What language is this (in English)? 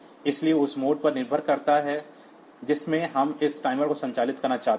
Hindi